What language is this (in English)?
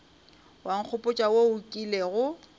Northern Sotho